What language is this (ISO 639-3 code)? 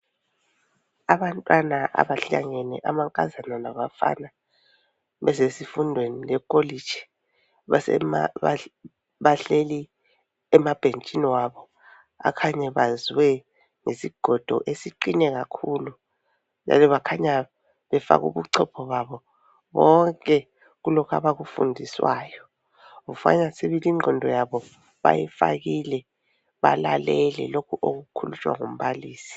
nde